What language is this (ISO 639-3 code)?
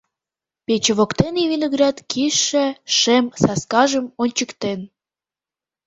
chm